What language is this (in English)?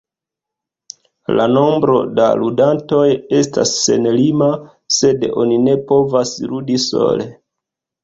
Esperanto